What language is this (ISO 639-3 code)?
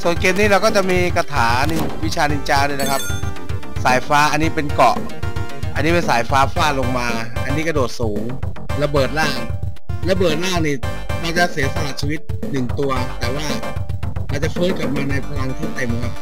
tha